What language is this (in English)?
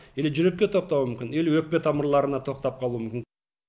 Kazakh